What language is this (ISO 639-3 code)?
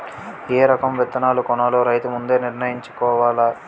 tel